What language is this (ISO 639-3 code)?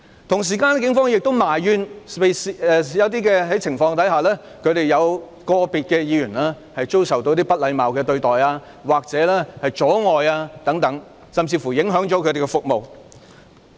yue